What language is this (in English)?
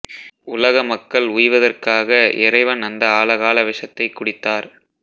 Tamil